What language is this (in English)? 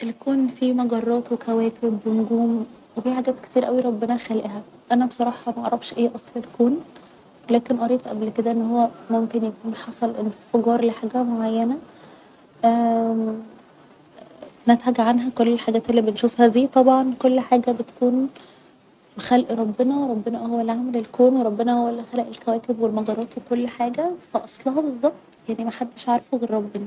Egyptian Arabic